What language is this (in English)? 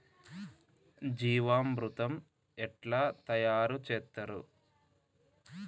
Telugu